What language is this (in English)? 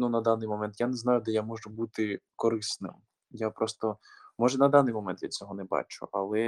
Ukrainian